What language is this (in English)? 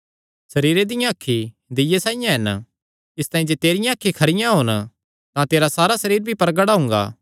Kangri